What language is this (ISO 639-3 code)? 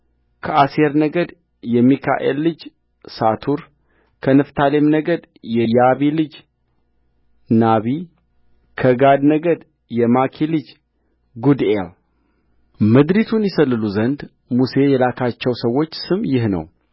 amh